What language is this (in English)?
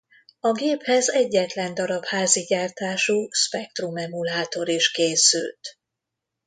Hungarian